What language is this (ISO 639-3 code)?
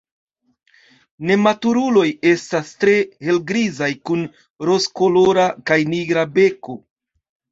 epo